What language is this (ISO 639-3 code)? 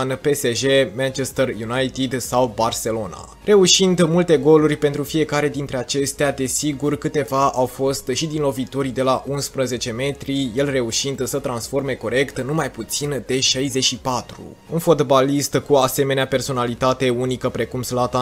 ron